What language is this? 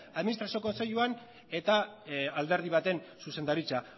Basque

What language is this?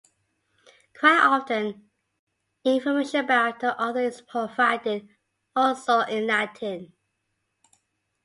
English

